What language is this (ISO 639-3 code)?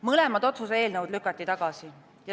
est